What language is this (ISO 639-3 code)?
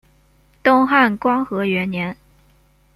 zho